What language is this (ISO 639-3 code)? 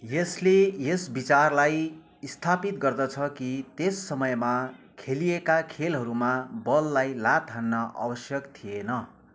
nep